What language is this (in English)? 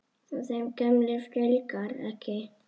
Icelandic